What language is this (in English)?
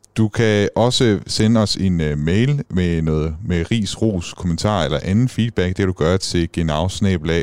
Danish